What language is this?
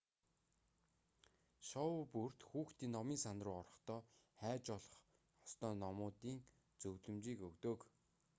Mongolian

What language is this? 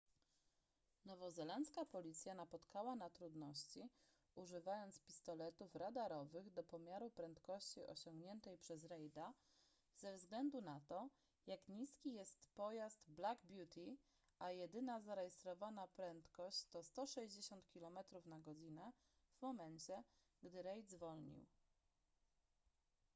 Polish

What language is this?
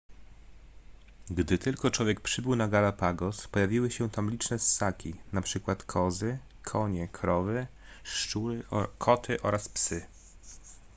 Polish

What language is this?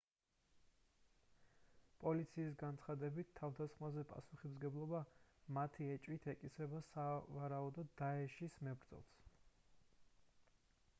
Georgian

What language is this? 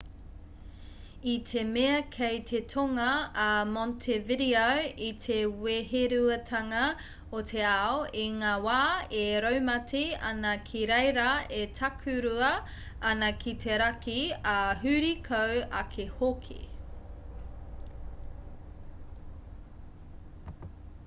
Māori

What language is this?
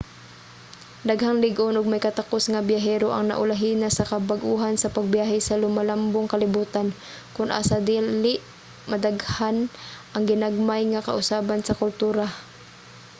Cebuano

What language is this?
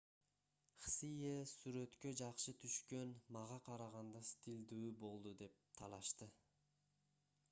Kyrgyz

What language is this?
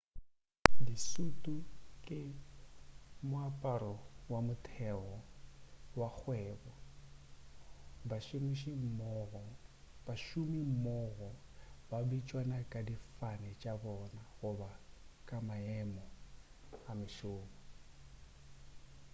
Northern Sotho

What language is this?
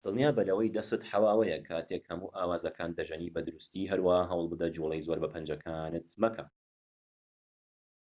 Central Kurdish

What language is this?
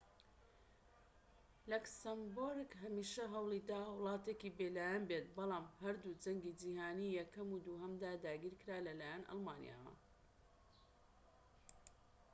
Central Kurdish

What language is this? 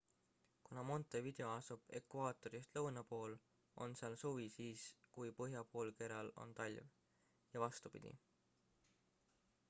Estonian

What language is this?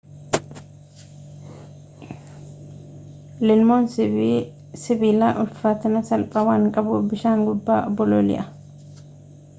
Oromo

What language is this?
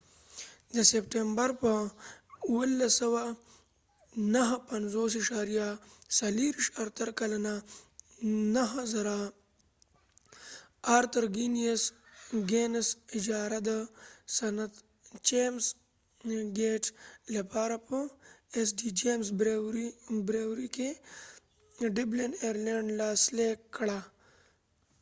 Pashto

